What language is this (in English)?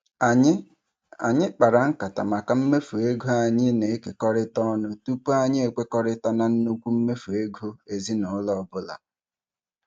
Igbo